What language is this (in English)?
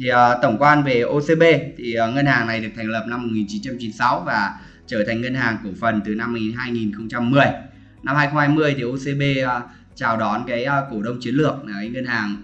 Vietnamese